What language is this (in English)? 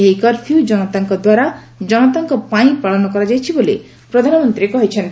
Odia